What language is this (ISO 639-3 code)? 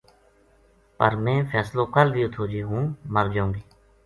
gju